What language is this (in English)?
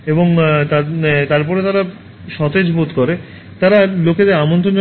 Bangla